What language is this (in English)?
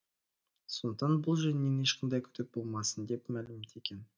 Kazakh